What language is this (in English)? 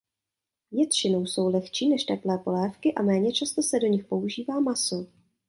Czech